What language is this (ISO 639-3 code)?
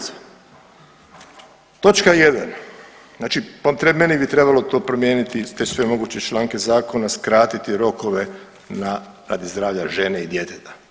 hrv